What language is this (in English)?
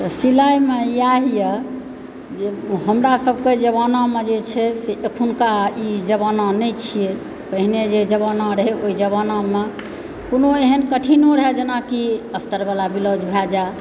Maithili